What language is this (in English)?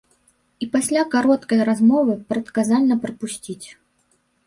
Belarusian